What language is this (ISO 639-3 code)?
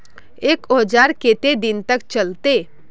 mag